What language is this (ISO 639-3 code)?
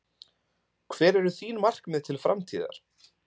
isl